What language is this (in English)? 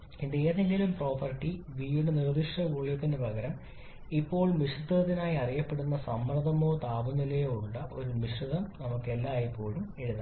Malayalam